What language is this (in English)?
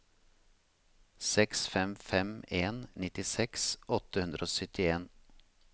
Norwegian